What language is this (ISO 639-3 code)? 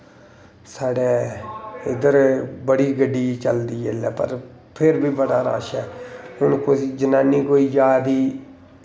doi